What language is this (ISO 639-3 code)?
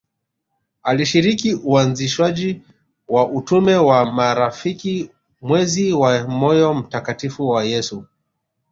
swa